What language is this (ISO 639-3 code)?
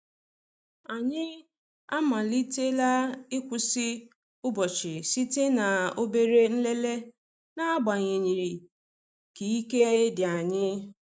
ibo